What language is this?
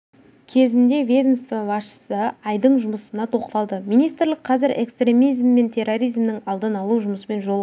Kazakh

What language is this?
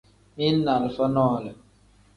Tem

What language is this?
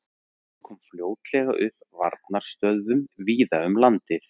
Icelandic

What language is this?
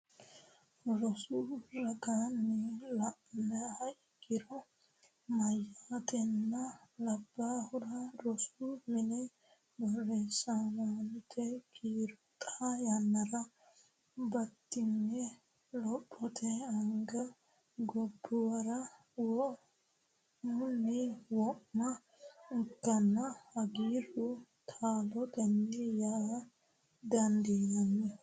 Sidamo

